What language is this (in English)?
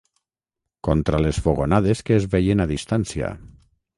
Catalan